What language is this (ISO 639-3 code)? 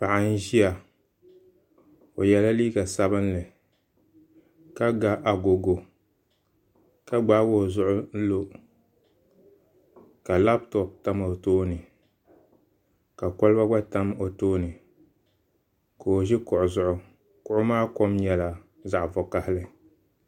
dag